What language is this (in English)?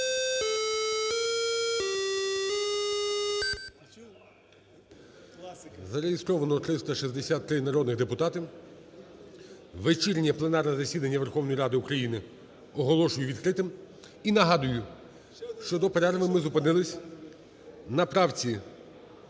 Ukrainian